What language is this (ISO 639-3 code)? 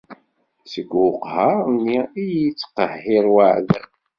kab